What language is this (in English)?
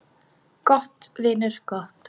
Icelandic